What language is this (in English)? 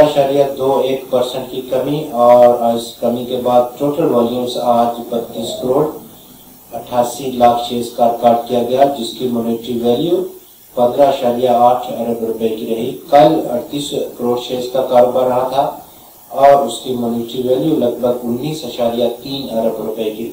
Romanian